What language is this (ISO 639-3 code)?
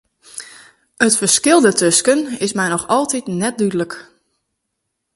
fry